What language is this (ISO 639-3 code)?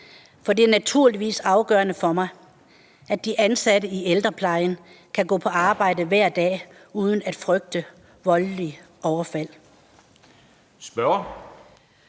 dan